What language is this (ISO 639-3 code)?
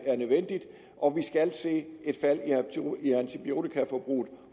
dan